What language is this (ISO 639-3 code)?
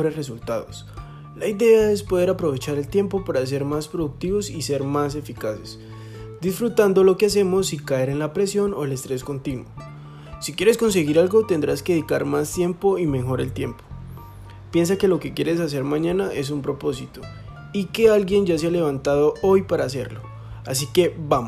spa